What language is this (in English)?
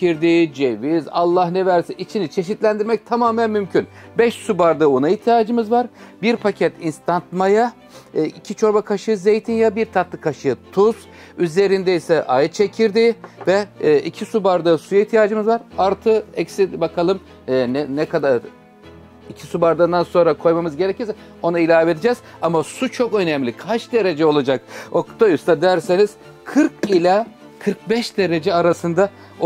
Turkish